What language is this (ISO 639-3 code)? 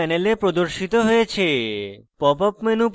ben